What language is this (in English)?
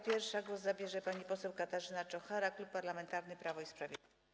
Polish